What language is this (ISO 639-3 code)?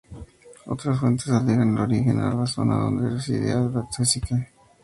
spa